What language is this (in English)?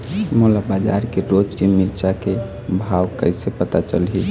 Chhattisgarhi